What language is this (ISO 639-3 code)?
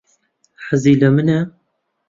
ckb